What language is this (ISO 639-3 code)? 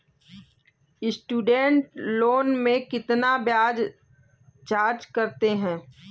hin